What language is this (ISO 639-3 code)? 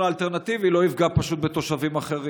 heb